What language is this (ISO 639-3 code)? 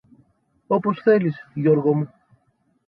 ell